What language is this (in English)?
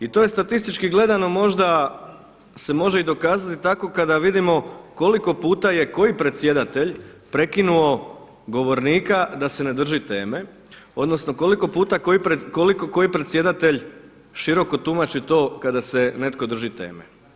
Croatian